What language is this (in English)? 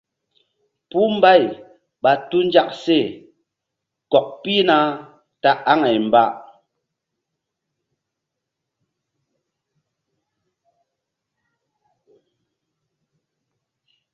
Mbum